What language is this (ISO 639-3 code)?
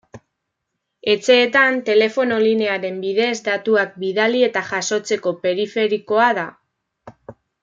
eus